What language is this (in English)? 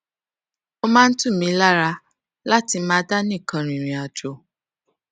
Yoruba